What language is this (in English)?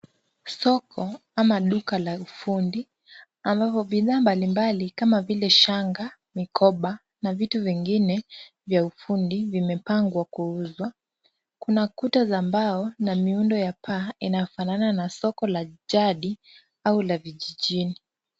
Swahili